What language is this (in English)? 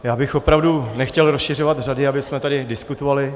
Czech